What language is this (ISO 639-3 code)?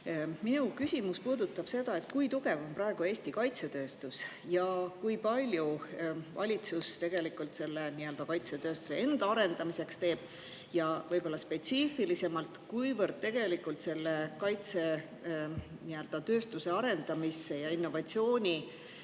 est